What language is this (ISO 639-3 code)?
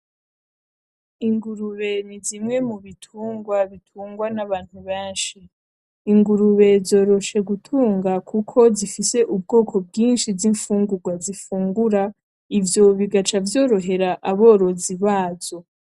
run